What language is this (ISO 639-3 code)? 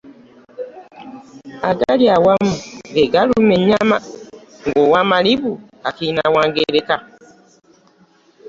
lug